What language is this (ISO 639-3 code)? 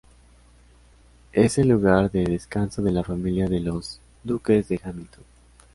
spa